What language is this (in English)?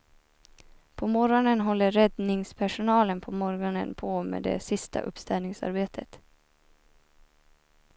Swedish